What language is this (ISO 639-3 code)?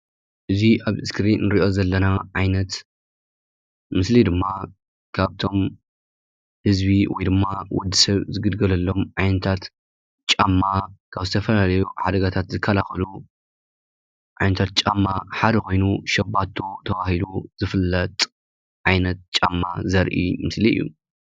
tir